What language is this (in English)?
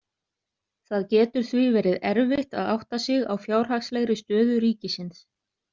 Icelandic